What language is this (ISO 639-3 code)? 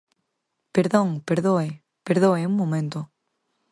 glg